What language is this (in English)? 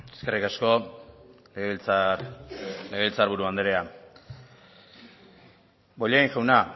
Basque